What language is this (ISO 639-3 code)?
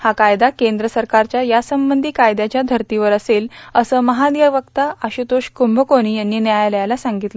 mar